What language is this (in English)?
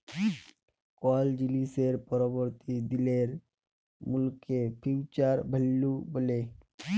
Bangla